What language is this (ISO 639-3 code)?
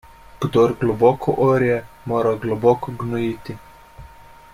slv